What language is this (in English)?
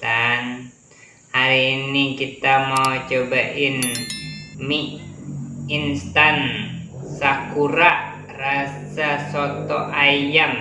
Indonesian